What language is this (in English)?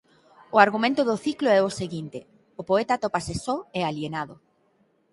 Galician